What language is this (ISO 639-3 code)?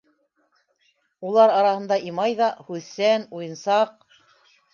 bak